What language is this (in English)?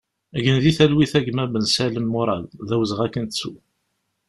Kabyle